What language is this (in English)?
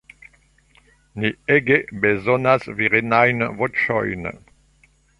Esperanto